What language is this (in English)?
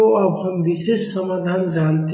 Hindi